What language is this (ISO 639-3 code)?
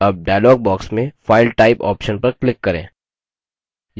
hin